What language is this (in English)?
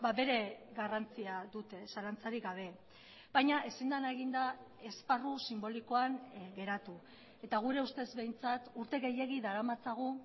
Basque